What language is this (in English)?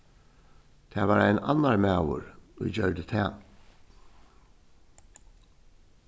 Faroese